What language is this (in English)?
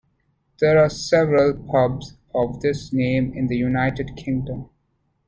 English